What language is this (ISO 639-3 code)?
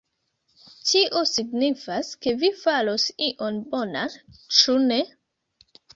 epo